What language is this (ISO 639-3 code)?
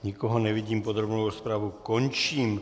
ces